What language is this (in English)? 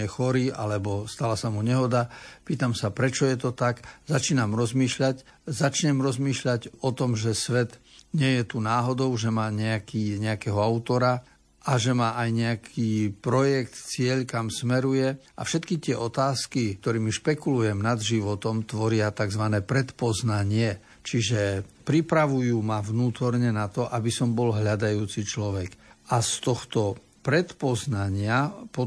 Slovak